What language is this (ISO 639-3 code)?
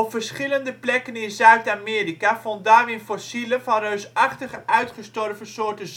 nld